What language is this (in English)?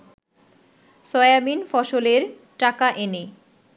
Bangla